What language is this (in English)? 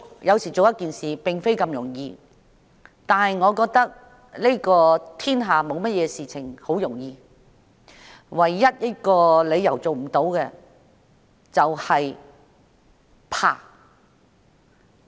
Cantonese